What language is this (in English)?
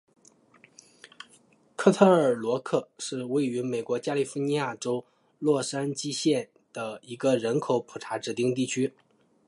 Chinese